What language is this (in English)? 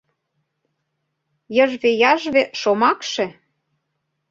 Mari